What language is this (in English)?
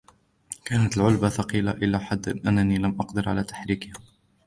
Arabic